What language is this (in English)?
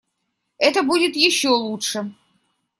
Russian